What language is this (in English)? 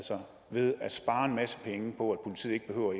Danish